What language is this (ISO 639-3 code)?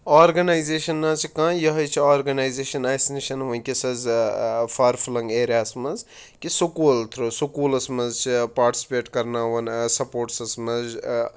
kas